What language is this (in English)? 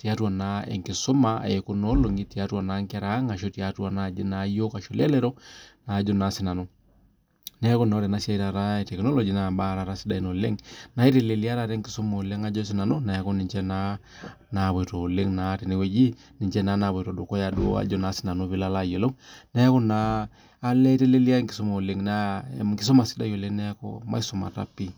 Masai